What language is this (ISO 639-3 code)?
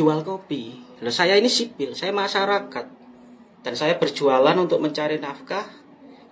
ind